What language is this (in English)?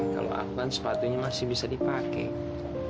Indonesian